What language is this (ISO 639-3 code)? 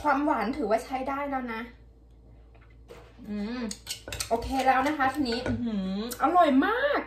tha